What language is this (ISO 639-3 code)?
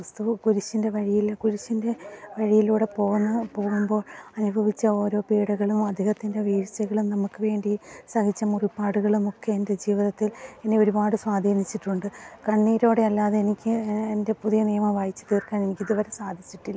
mal